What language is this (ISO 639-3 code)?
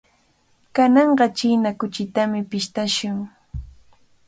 qvl